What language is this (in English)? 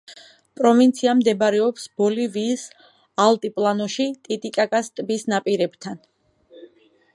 Georgian